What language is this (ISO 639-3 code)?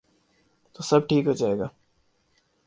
urd